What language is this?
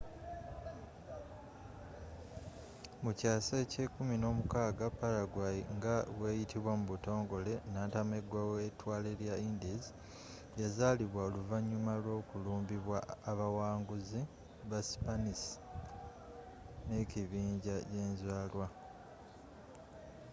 Ganda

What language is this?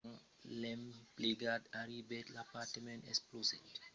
Occitan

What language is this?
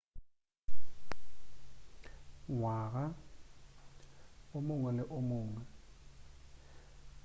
Northern Sotho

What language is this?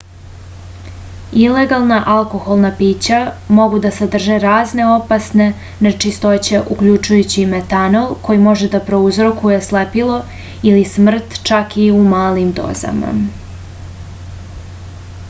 Serbian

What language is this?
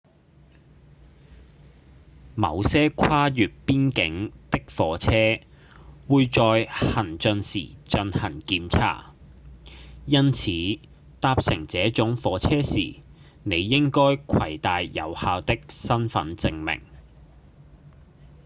Cantonese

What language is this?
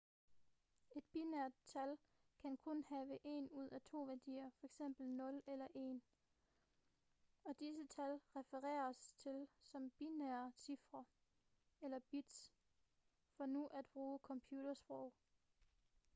Danish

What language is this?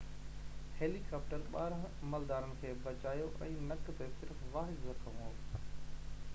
Sindhi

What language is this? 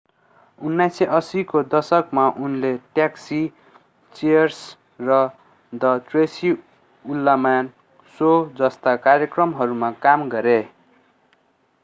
Nepali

